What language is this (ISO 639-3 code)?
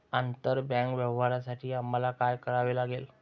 mar